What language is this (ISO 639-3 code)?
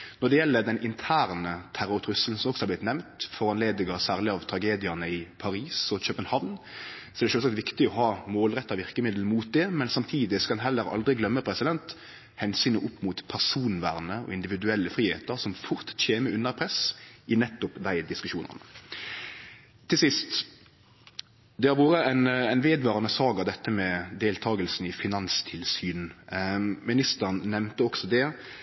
nno